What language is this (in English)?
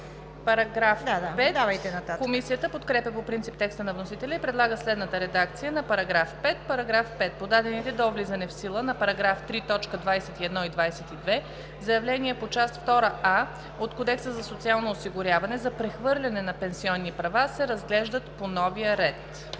Bulgarian